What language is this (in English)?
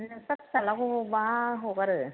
Bodo